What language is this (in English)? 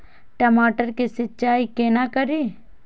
Maithili